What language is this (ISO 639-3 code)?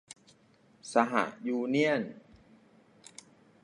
tha